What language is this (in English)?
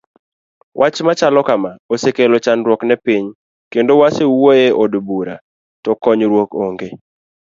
Luo (Kenya and Tanzania)